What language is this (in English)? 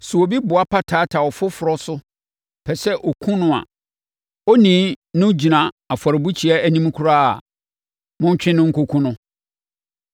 Akan